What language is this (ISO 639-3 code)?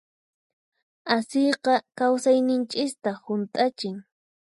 qxp